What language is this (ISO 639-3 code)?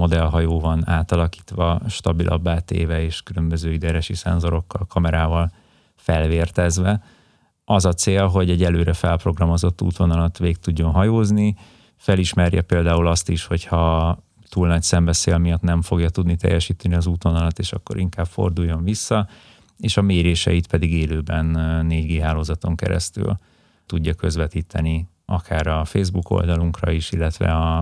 hun